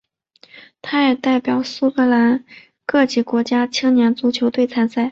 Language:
Chinese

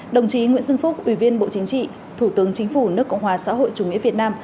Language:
Vietnamese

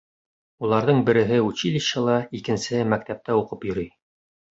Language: Bashkir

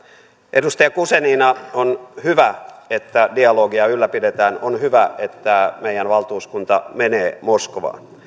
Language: Finnish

